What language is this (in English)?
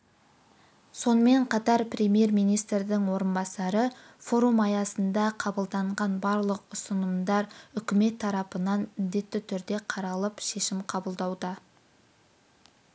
Kazakh